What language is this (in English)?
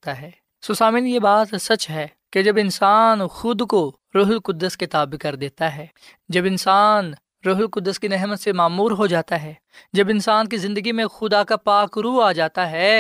Urdu